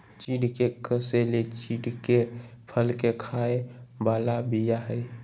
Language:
Magahi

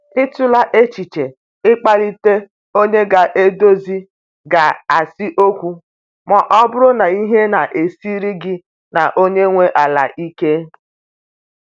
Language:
Igbo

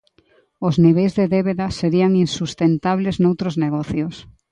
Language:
Galician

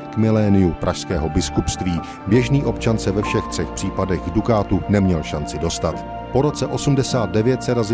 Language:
Czech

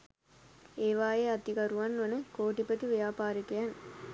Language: Sinhala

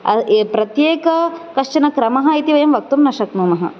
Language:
Sanskrit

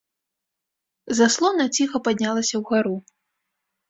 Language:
Belarusian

